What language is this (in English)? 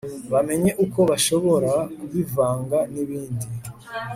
Kinyarwanda